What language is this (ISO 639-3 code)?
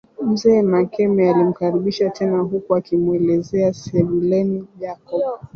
swa